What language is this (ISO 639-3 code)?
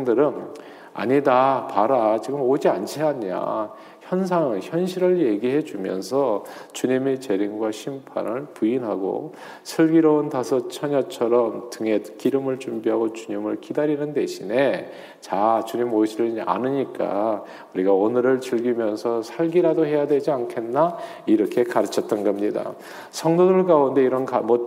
kor